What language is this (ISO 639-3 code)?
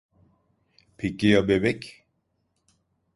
tur